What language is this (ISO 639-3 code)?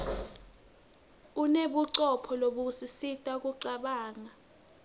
ssw